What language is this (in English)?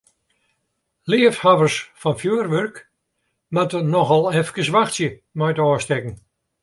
Western Frisian